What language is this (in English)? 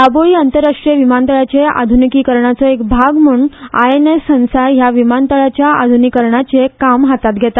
Konkani